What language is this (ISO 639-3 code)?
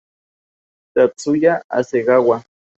spa